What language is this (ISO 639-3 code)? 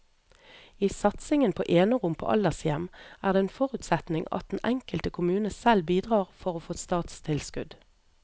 nor